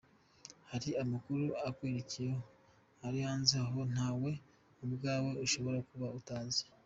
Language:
Kinyarwanda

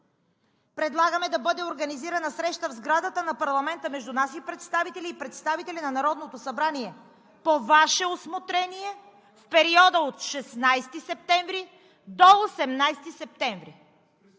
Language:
Bulgarian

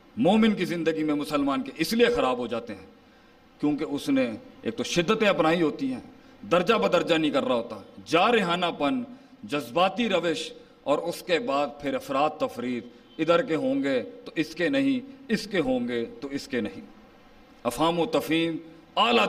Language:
Urdu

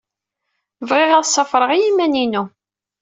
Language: Kabyle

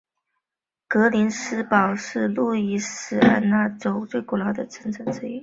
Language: Chinese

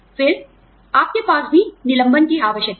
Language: Hindi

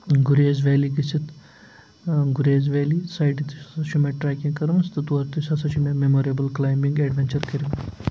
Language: Kashmiri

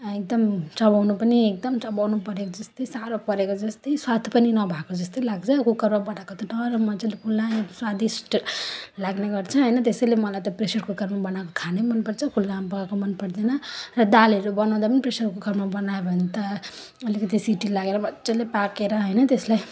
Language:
Nepali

